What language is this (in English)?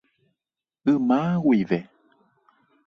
Guarani